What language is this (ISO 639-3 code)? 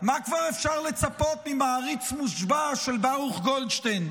heb